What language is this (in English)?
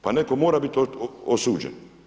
Croatian